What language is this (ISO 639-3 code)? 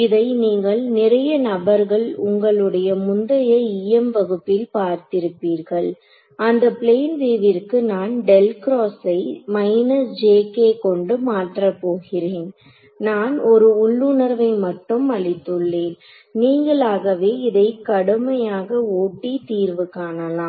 tam